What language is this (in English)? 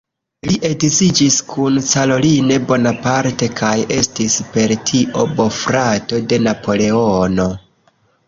Esperanto